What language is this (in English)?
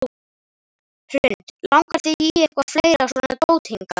Icelandic